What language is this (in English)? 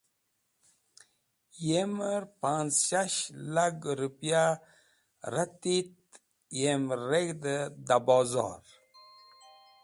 Wakhi